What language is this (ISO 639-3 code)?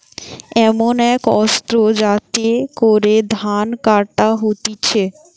ben